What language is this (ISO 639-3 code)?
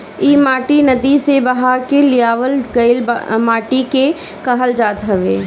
bho